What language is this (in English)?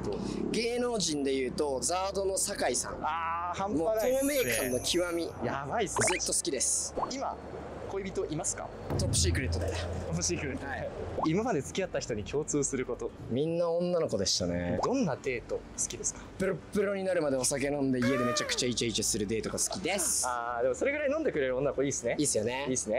Japanese